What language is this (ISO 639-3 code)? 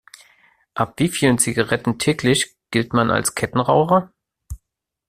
deu